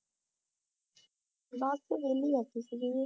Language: Punjabi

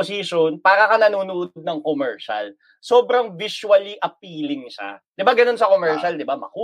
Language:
Filipino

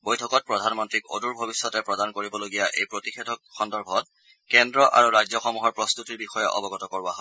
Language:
Assamese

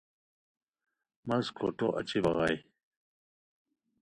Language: Khowar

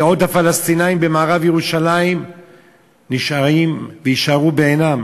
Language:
Hebrew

